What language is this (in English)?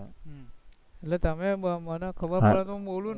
Gujarati